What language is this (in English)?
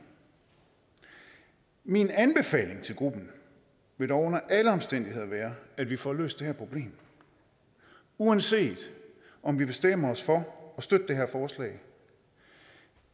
Danish